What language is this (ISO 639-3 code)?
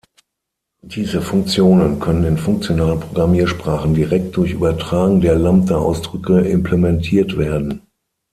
deu